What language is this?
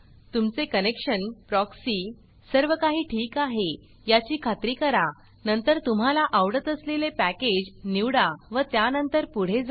Marathi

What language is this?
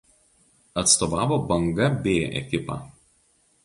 Lithuanian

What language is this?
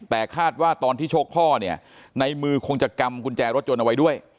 Thai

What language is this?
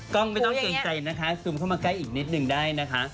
Thai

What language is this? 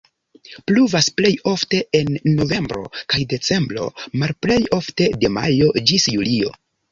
Esperanto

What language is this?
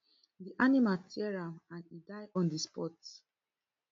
Nigerian Pidgin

